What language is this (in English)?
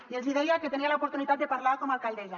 Catalan